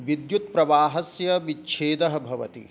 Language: Sanskrit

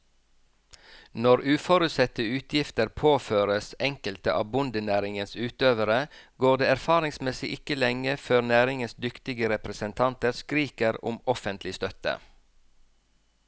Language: Norwegian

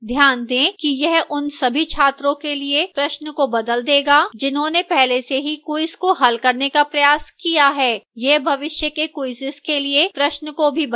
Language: Hindi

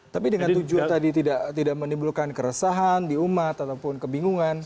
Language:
Indonesian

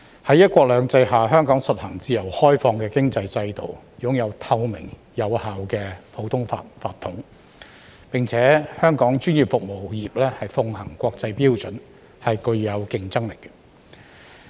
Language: Cantonese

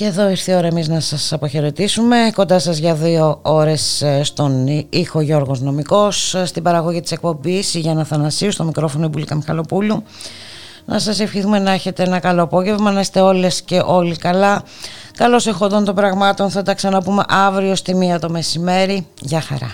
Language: Greek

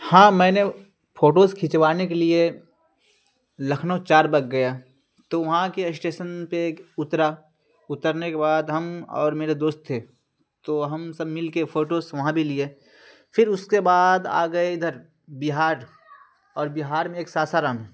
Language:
Urdu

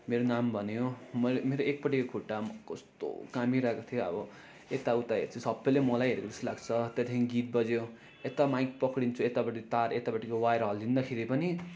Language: Nepali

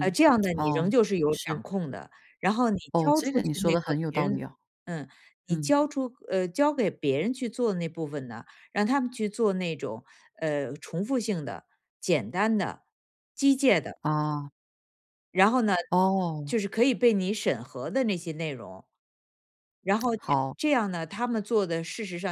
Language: Chinese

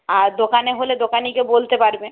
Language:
Bangla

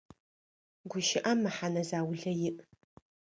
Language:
Adyghe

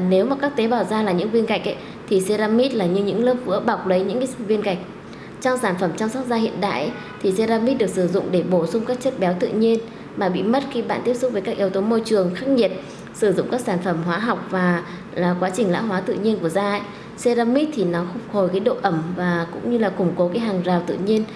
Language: Vietnamese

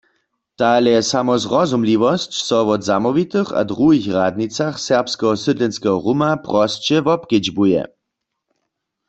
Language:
Upper Sorbian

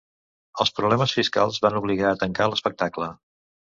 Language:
Catalan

